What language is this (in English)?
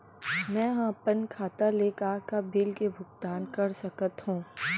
Chhattisgarhi